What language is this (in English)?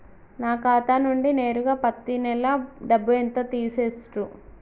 Telugu